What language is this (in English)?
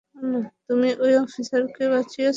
Bangla